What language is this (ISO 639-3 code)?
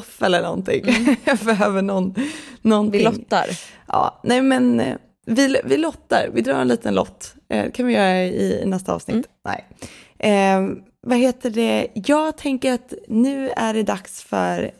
swe